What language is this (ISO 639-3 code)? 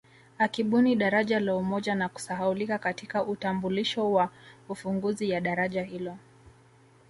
swa